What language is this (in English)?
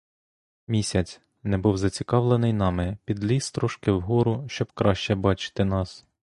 Ukrainian